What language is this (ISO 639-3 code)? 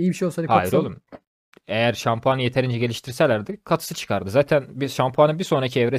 tur